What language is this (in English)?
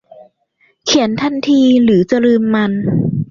Thai